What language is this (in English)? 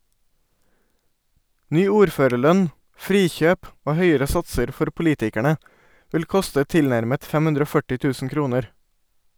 Norwegian